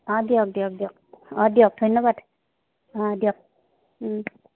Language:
Assamese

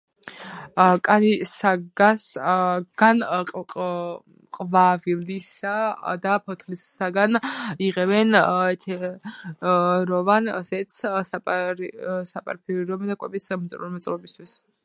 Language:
Georgian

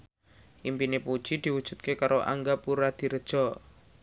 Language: Javanese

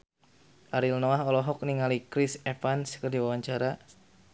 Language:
Sundanese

